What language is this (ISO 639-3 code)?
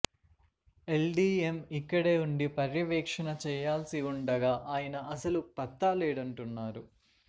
tel